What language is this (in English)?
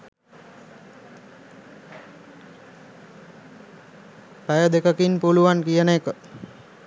Sinhala